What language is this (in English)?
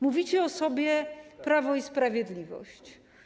Polish